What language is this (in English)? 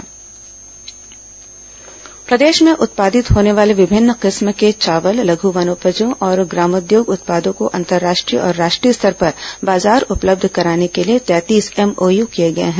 Hindi